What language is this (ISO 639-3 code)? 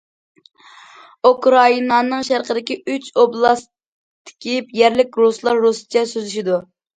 uig